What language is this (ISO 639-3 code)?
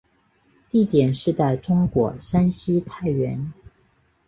zho